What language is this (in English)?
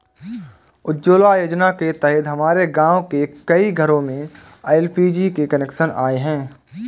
Hindi